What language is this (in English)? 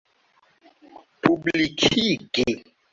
Esperanto